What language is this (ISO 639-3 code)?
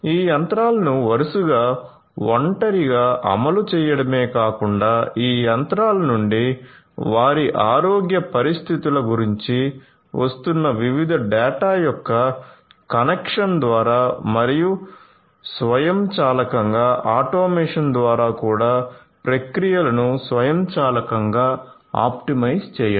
tel